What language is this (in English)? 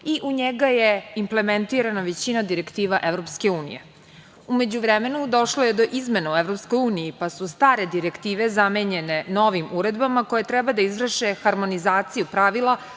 Serbian